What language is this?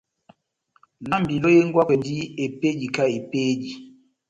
Batanga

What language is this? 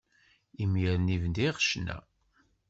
Kabyle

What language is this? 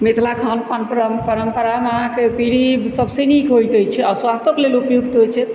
Maithili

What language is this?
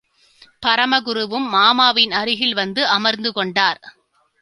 Tamil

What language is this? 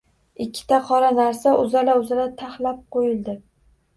Uzbek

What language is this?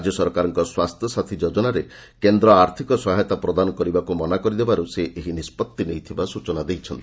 Odia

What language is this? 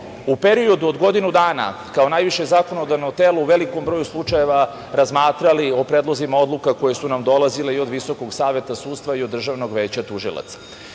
Serbian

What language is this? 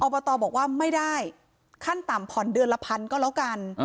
Thai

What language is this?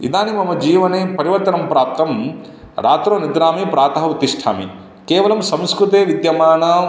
Sanskrit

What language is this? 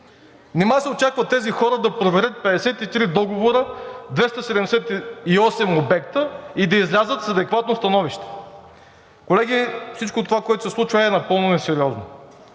Bulgarian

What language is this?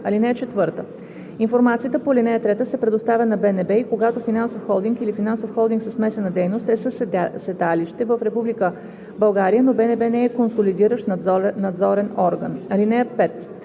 Bulgarian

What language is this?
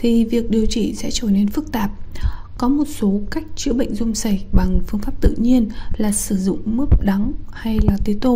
Vietnamese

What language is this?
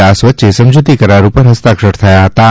Gujarati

